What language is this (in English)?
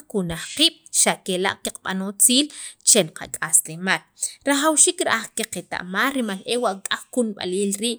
Sacapulteco